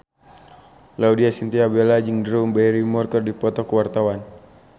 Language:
Sundanese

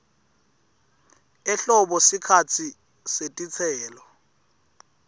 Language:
Swati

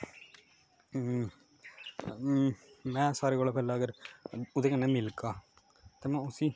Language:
Dogri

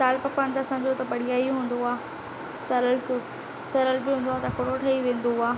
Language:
Sindhi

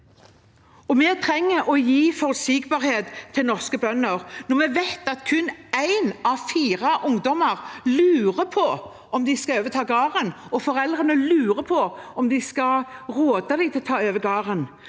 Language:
Norwegian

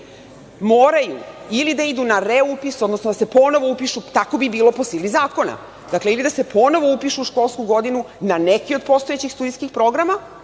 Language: Serbian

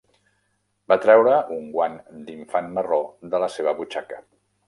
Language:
Catalan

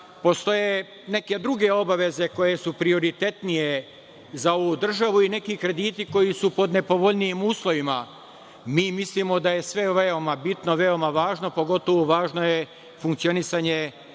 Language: Serbian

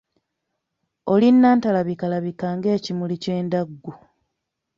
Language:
Ganda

